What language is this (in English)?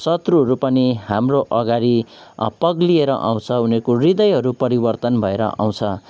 Nepali